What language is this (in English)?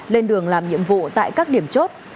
Vietnamese